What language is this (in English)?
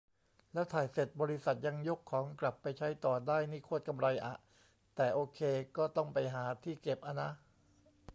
Thai